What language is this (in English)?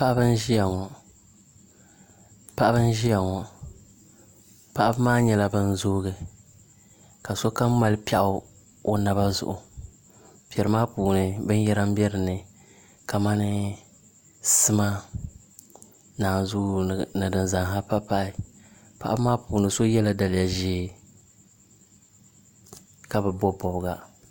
Dagbani